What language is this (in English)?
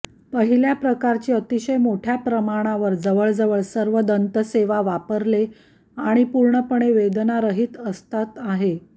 Marathi